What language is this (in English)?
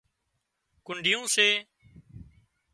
Wadiyara Koli